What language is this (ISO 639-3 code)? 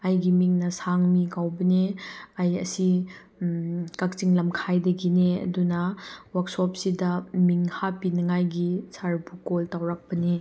mni